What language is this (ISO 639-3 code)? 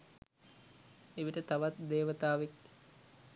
sin